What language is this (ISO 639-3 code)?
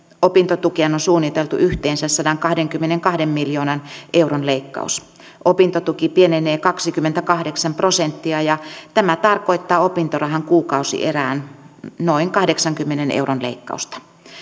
fin